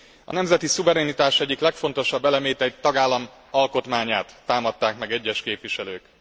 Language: Hungarian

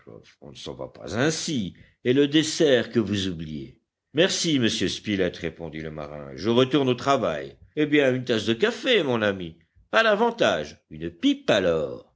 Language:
French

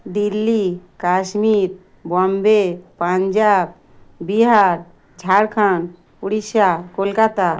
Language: Bangla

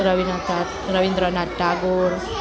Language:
Gujarati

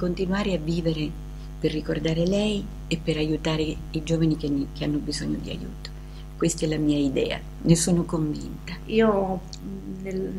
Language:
Italian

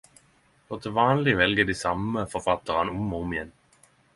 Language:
Norwegian Nynorsk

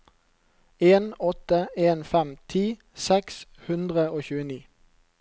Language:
Norwegian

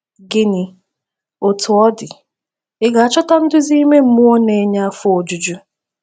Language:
Igbo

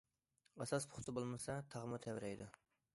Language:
Uyghur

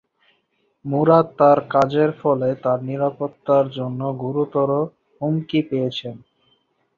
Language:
Bangla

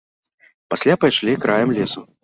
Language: Belarusian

